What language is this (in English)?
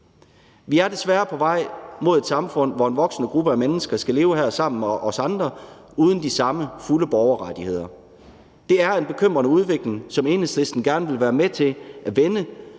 Danish